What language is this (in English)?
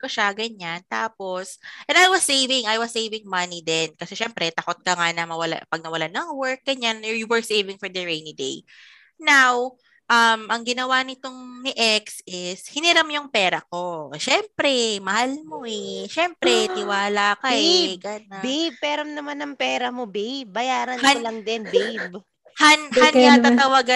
Filipino